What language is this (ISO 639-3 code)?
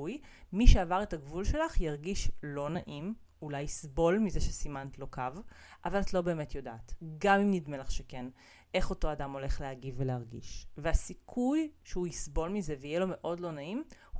heb